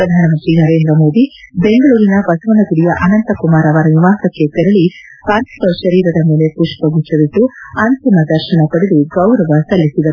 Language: Kannada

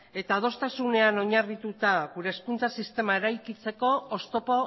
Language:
Basque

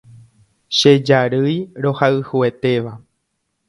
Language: Guarani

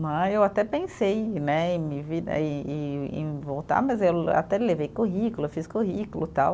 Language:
Portuguese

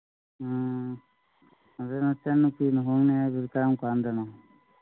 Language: Manipuri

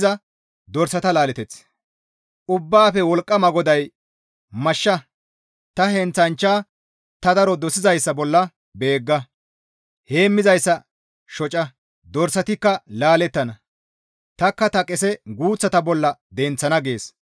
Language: Gamo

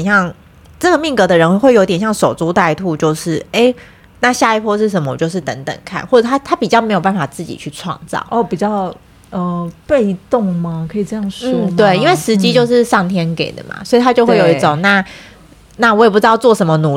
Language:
Chinese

